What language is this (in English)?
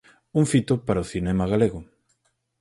Galician